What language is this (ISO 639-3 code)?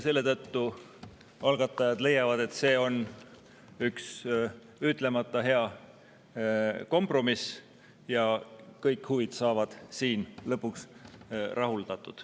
est